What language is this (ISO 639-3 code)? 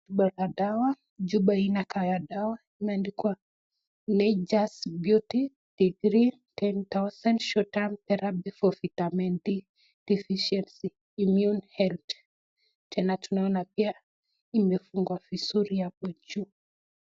swa